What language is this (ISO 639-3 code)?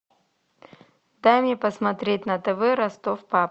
rus